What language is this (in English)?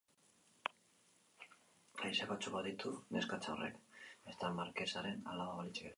Basque